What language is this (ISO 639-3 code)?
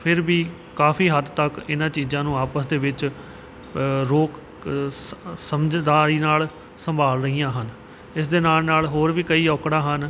pan